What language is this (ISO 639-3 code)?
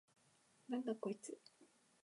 jpn